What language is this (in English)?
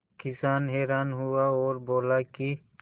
Hindi